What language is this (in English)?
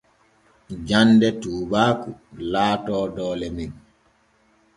Borgu Fulfulde